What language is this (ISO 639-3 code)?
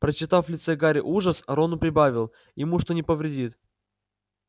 rus